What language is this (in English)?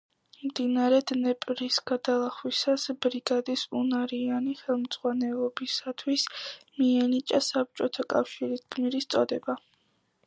Georgian